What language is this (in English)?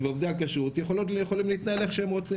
Hebrew